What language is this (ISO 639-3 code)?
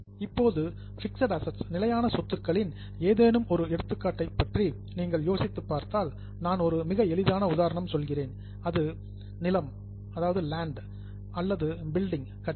tam